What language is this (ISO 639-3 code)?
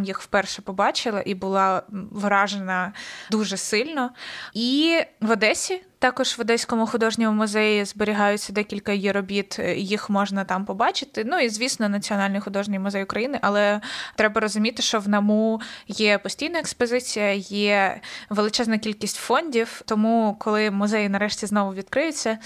ukr